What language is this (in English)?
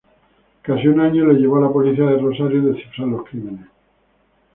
Spanish